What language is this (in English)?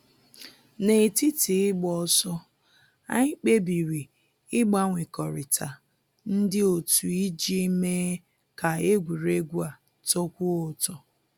Igbo